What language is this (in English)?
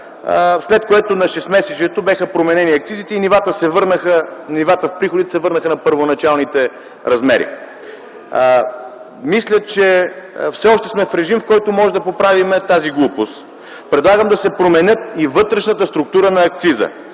Bulgarian